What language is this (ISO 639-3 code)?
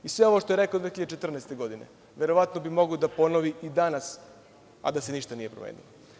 srp